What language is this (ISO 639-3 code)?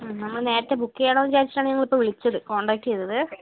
mal